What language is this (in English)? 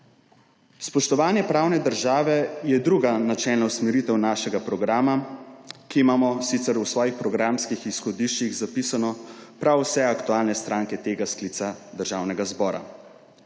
Slovenian